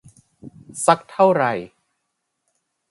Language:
Thai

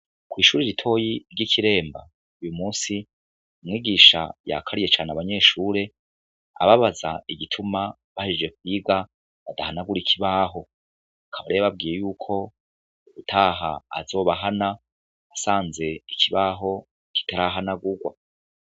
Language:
Rundi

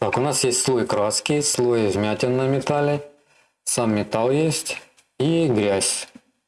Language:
Russian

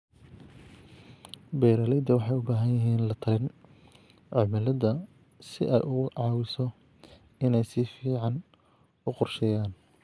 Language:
Somali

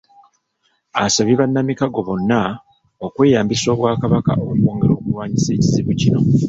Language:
Ganda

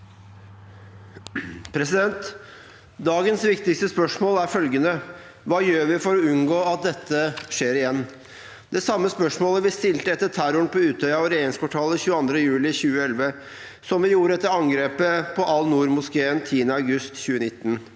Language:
Norwegian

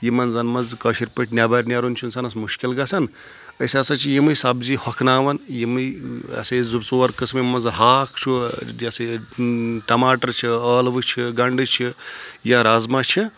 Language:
Kashmiri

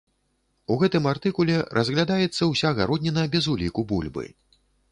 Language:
Belarusian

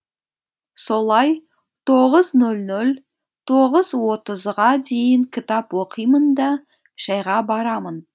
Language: Kazakh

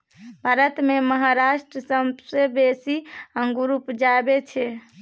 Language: Maithili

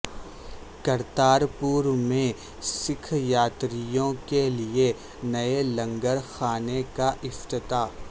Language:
Urdu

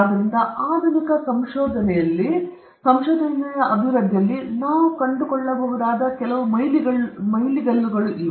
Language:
Kannada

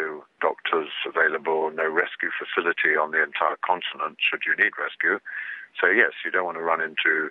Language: English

